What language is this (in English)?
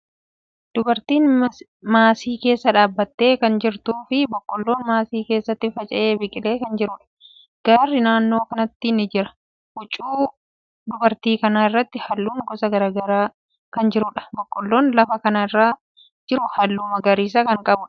Oromo